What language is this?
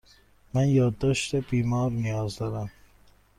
Persian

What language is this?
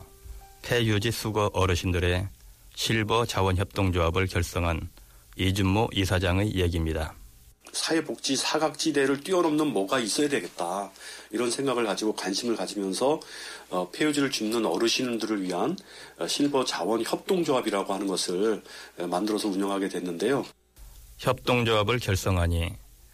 Korean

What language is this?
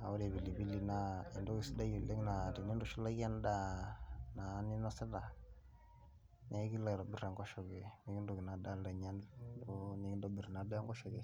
Masai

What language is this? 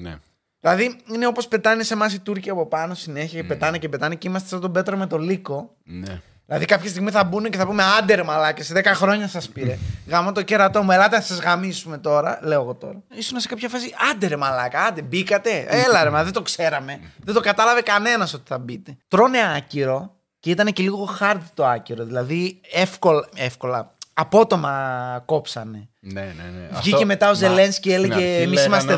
Greek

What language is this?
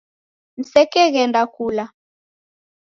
Taita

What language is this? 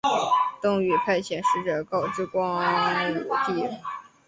Chinese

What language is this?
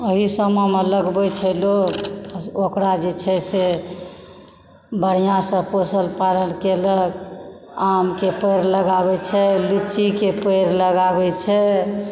Maithili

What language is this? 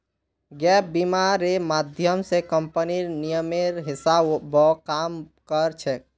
Magahi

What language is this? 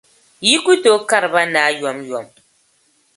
Dagbani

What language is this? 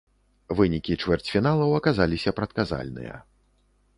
Belarusian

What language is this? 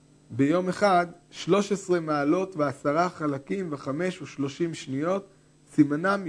Hebrew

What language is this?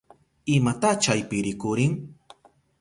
Southern Pastaza Quechua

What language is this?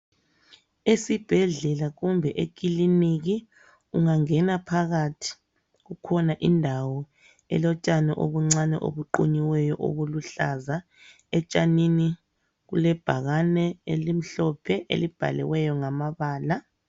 North Ndebele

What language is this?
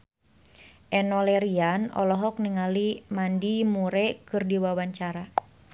Sundanese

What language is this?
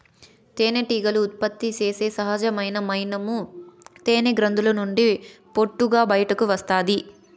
Telugu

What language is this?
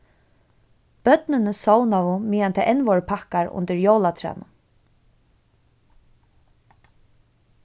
Faroese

